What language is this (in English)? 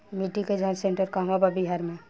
Bhojpuri